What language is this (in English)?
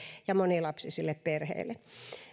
Finnish